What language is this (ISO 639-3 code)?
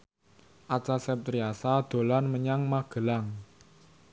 jav